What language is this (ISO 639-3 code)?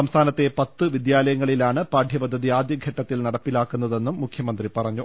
mal